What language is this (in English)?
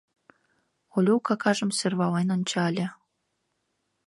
Mari